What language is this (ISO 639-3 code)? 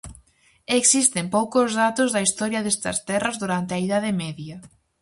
glg